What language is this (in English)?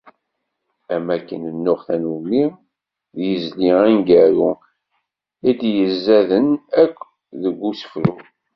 Kabyle